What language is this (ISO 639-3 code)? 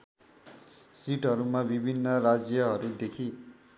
nep